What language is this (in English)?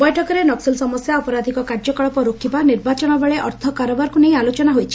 Odia